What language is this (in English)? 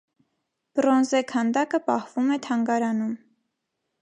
Armenian